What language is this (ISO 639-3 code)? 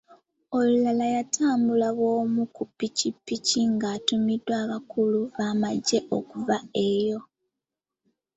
lug